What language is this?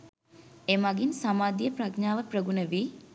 Sinhala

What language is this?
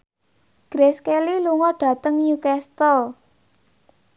Javanese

